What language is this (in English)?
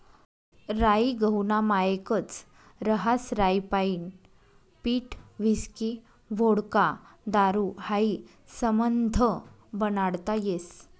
Marathi